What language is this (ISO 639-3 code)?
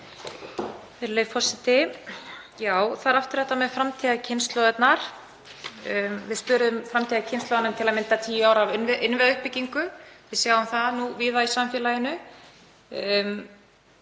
isl